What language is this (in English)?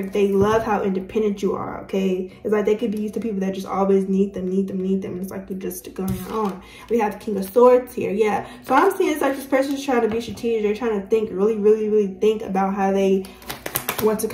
English